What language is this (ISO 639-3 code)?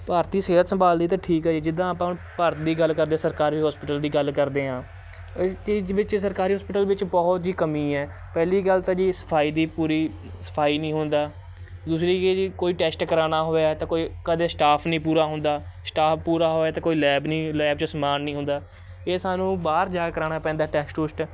pan